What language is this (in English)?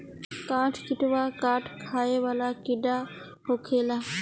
Bhojpuri